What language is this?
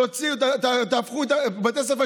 Hebrew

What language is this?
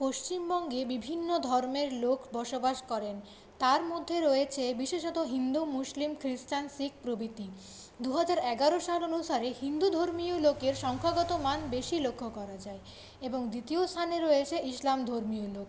Bangla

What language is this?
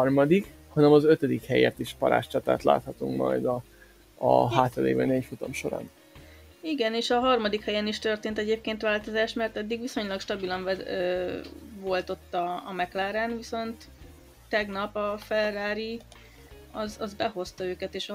Hungarian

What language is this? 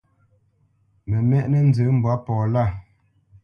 Bamenyam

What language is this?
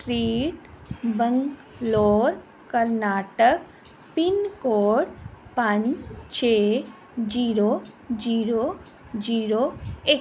Punjabi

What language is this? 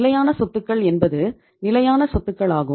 Tamil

